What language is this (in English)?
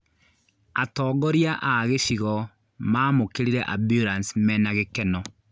Kikuyu